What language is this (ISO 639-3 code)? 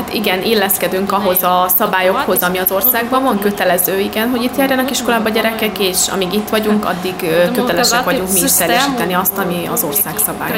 hun